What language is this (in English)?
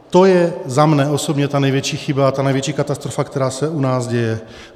Czech